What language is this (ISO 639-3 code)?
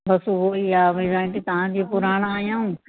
snd